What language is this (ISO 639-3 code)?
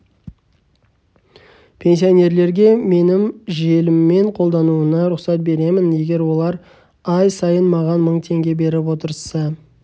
kaz